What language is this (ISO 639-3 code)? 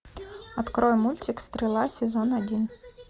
rus